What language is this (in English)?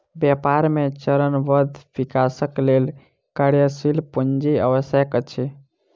Maithili